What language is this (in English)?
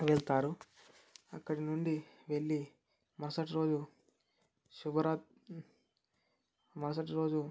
Telugu